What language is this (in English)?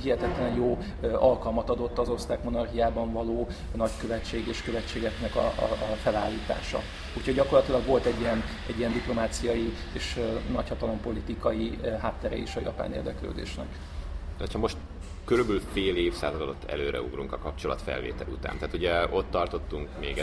Hungarian